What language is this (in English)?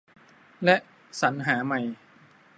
Thai